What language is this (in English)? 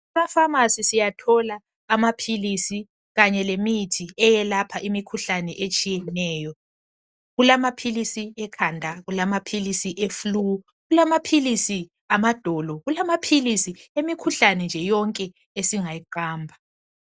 North Ndebele